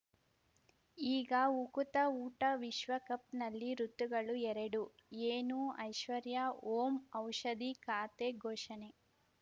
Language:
Kannada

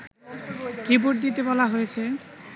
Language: Bangla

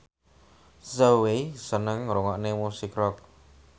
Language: Javanese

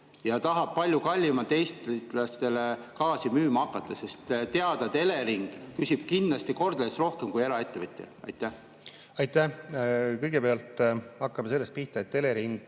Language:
Estonian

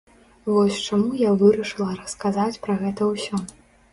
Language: Belarusian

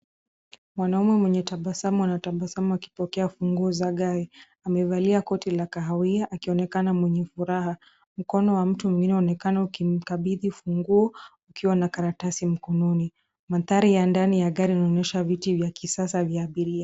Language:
Swahili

